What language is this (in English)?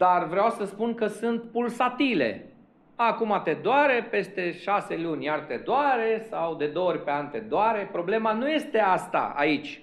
Romanian